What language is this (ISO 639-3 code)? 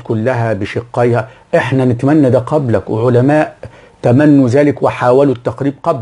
ara